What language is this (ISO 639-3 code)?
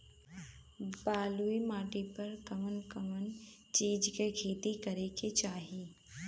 bho